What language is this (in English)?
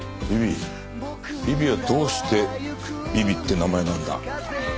Japanese